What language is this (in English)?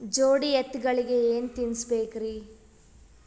Kannada